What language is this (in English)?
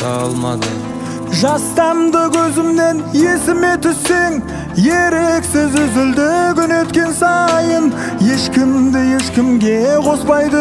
Turkish